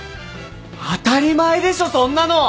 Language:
Japanese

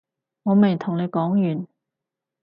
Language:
Cantonese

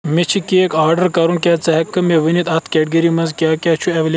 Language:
Kashmiri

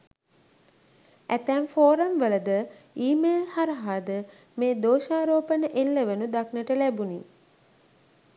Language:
Sinhala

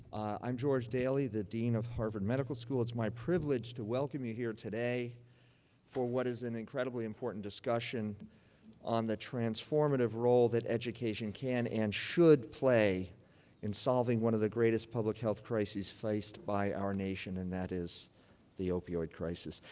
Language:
English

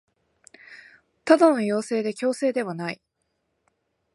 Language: Japanese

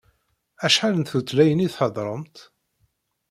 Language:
Kabyle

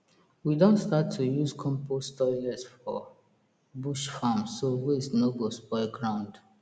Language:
Nigerian Pidgin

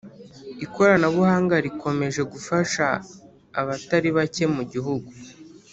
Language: Kinyarwanda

